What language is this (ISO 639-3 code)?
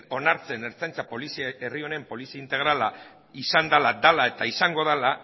eus